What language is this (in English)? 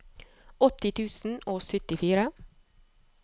Norwegian